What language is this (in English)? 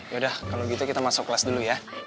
Indonesian